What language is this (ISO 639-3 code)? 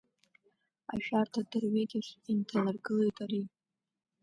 abk